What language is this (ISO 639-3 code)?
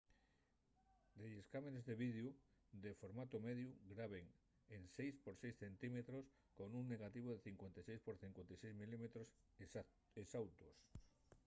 ast